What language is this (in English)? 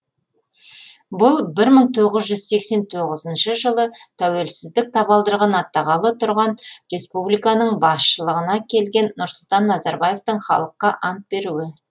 Kazakh